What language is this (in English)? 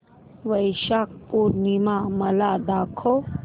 Marathi